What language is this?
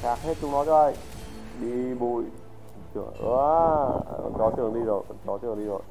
Vietnamese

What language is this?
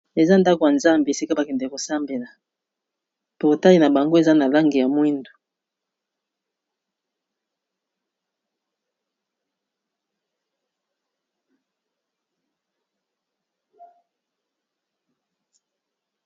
Lingala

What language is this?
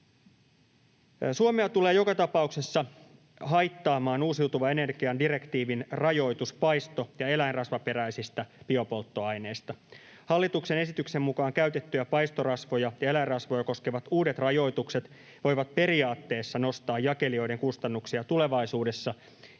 Finnish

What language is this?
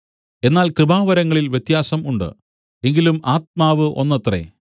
Malayalam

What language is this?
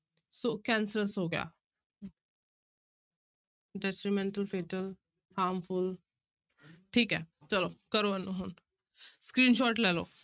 Punjabi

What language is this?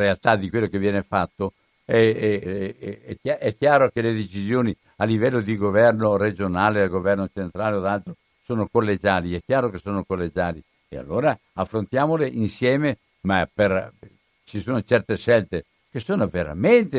Italian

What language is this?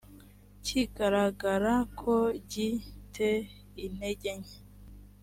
Kinyarwanda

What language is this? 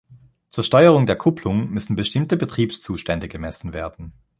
German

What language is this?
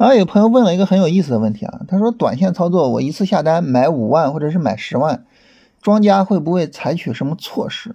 Chinese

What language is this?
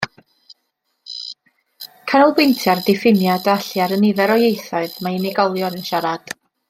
Welsh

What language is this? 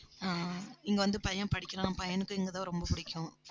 Tamil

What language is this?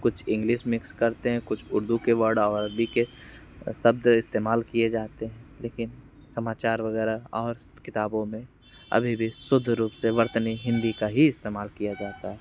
Hindi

